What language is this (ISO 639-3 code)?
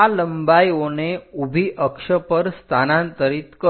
guj